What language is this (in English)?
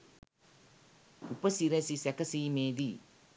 Sinhala